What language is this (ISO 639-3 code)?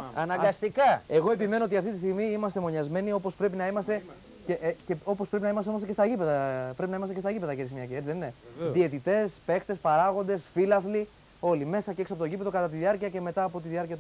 ell